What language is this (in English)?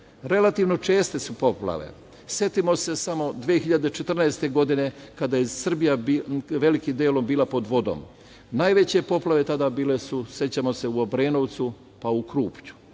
Serbian